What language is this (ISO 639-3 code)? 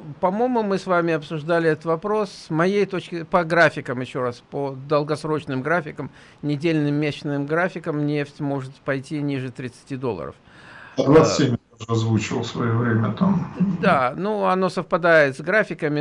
rus